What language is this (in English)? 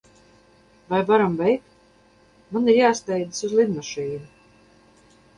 Latvian